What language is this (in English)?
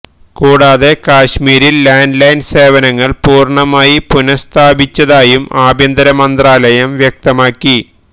Malayalam